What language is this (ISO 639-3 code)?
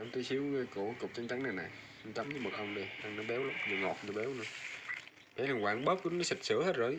vie